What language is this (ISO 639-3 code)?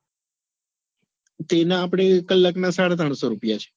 guj